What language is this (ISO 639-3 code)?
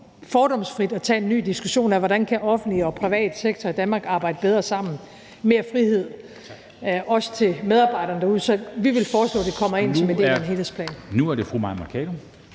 dan